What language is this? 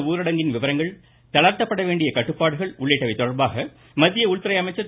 Tamil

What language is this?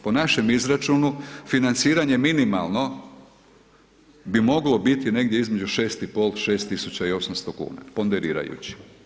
Croatian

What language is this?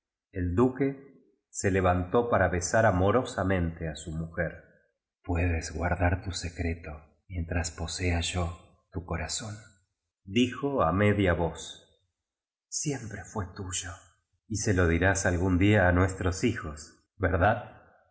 Spanish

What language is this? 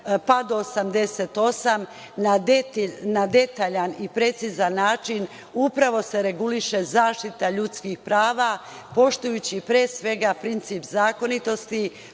Serbian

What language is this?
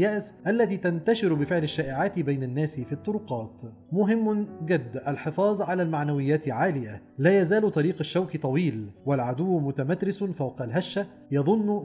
Arabic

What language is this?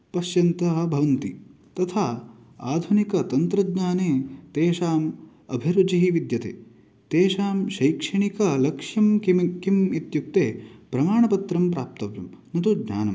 Sanskrit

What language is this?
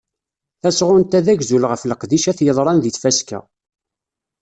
Kabyle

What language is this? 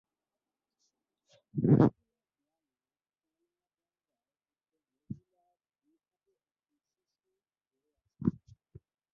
Bangla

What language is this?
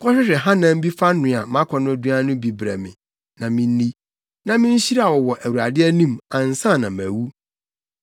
Akan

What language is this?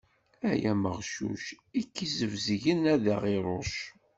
Kabyle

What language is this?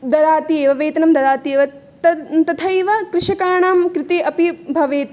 Sanskrit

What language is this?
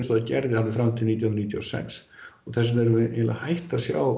Icelandic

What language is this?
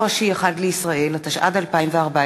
Hebrew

